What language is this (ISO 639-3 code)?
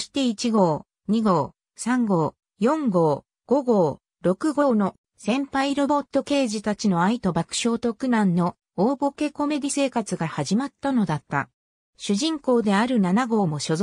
jpn